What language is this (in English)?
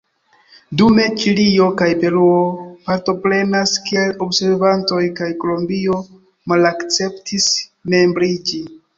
Esperanto